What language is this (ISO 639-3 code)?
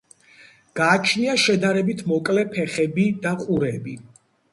kat